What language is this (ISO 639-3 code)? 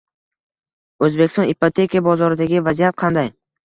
uzb